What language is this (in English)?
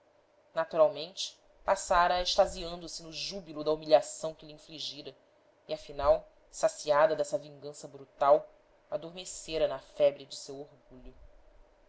Portuguese